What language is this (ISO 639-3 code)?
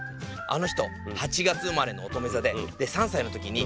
jpn